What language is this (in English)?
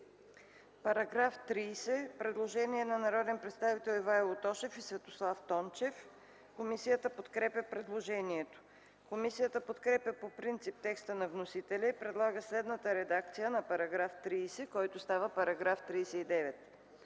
Bulgarian